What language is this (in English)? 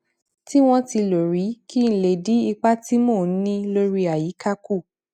Yoruba